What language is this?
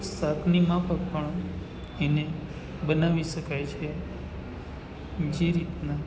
Gujarati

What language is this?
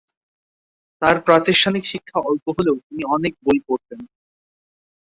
Bangla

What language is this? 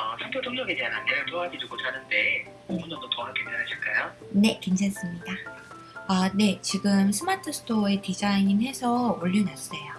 Korean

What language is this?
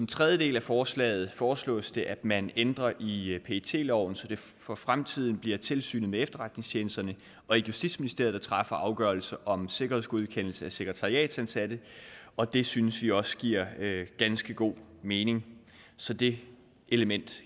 Danish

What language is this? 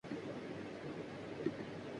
Urdu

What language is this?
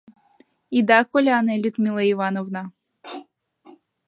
Mari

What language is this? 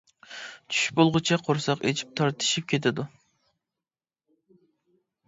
Uyghur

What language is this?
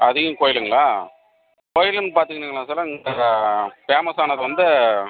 Tamil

